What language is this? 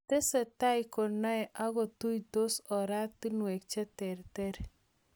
Kalenjin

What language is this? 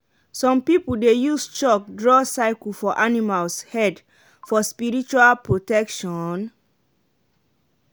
Nigerian Pidgin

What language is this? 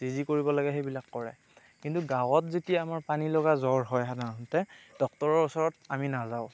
Assamese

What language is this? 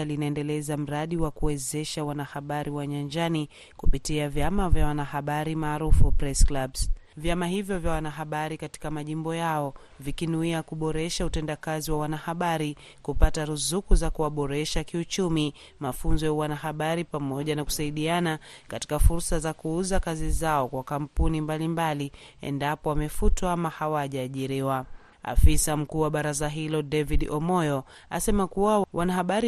Swahili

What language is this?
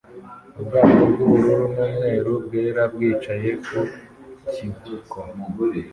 Kinyarwanda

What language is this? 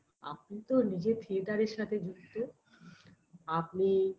Bangla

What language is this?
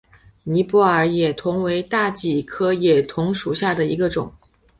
Chinese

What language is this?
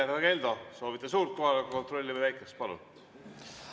Estonian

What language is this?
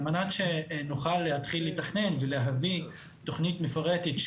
Hebrew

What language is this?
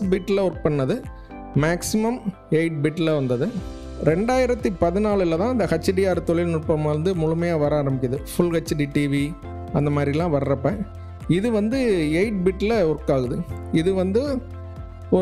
Hindi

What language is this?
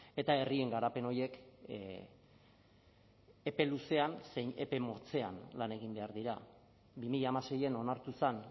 Basque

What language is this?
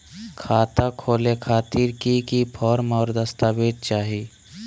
Magahi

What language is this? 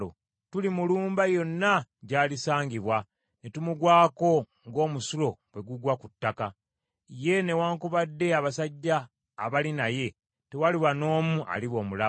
Ganda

